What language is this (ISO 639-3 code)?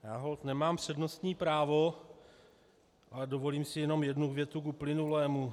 ces